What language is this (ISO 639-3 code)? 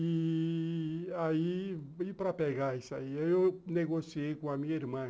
por